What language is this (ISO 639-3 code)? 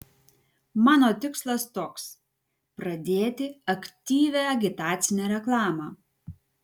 lit